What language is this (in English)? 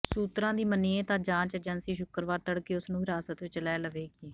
Punjabi